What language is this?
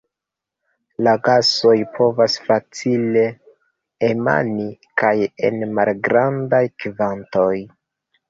Esperanto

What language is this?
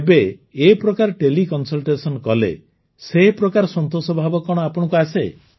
Odia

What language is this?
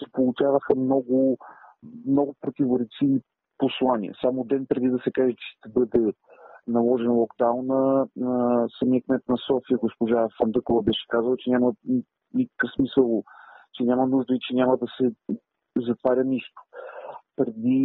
Bulgarian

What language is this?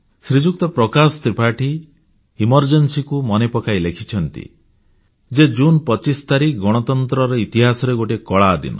Odia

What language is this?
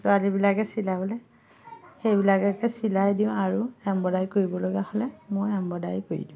Assamese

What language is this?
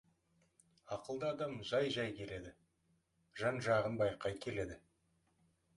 Kazakh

